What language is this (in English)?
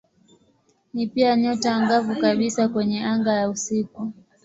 Swahili